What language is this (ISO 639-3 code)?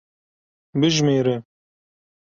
kur